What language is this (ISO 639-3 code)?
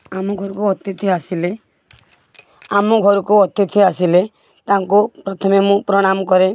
ori